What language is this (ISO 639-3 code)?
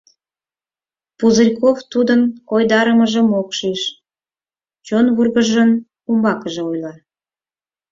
chm